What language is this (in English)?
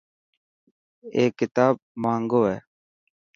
Dhatki